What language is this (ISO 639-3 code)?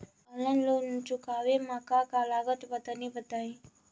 bho